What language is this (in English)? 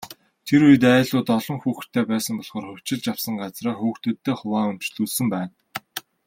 Mongolian